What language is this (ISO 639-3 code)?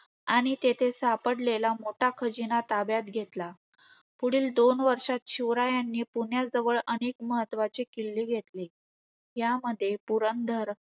mar